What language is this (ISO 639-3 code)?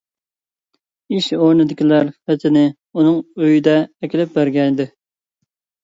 uig